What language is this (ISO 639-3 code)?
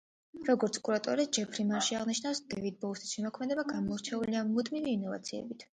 kat